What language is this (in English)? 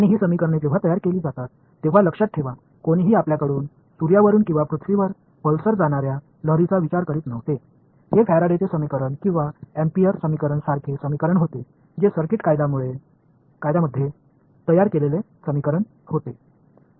Marathi